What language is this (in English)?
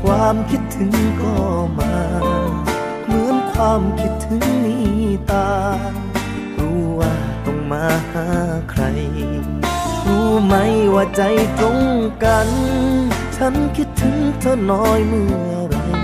Thai